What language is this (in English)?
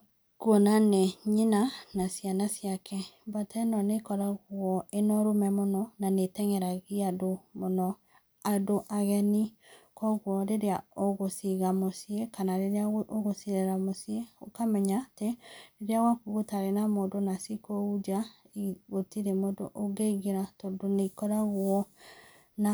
Kikuyu